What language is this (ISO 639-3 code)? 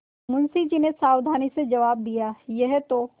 hin